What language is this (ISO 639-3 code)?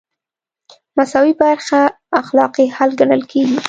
pus